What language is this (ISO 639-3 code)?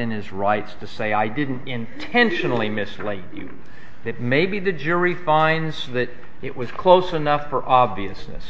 eng